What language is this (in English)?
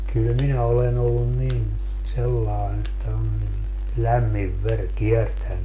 Finnish